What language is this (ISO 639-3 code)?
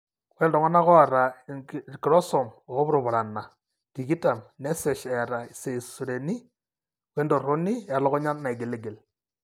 mas